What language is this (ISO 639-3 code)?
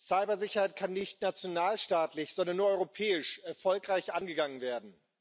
deu